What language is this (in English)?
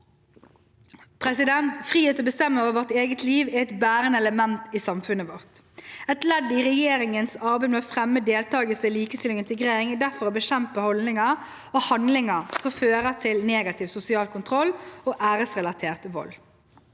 Norwegian